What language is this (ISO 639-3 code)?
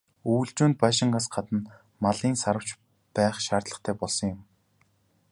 mon